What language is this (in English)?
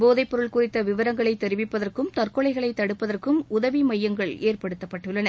Tamil